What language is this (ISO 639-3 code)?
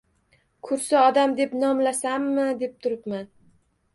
uzb